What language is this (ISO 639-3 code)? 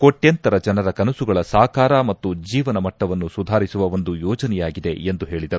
kan